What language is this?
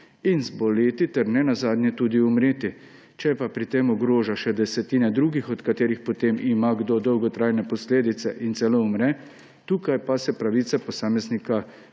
Slovenian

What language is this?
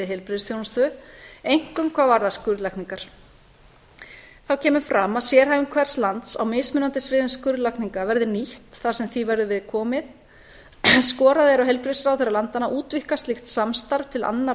Icelandic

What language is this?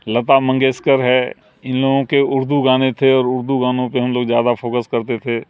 Urdu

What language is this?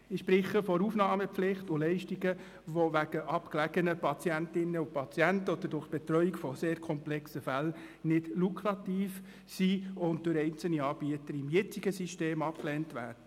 Swiss German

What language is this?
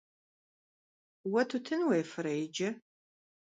Kabardian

